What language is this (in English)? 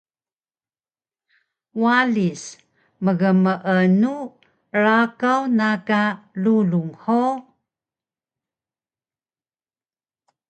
Taroko